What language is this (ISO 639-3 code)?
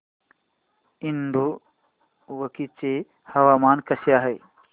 mar